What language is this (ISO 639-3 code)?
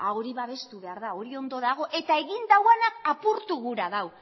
eus